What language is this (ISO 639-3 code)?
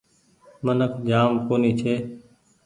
gig